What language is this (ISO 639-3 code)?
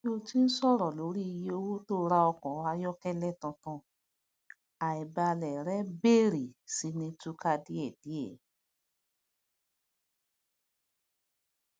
yor